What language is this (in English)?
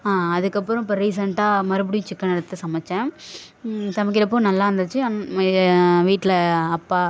Tamil